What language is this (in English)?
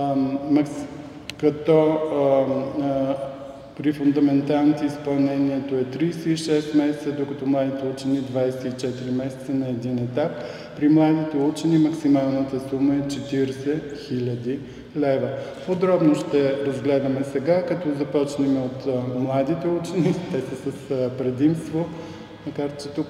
Bulgarian